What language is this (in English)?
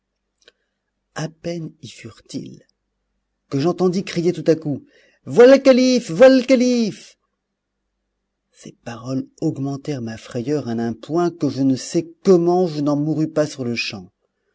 French